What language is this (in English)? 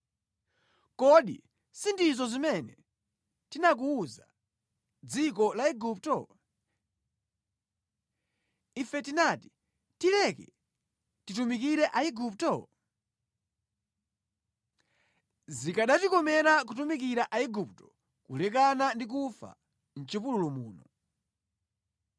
Nyanja